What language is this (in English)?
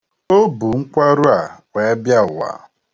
Igbo